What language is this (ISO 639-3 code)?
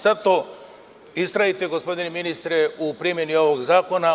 srp